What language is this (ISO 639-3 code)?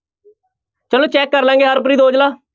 pan